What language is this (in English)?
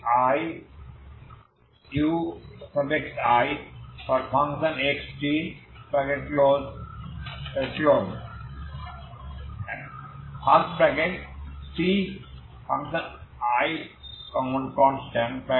Bangla